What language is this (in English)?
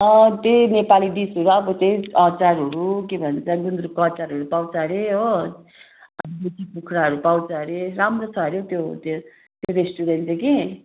Nepali